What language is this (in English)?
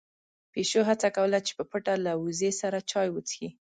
Pashto